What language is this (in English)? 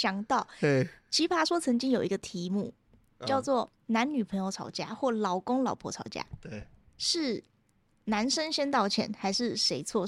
Chinese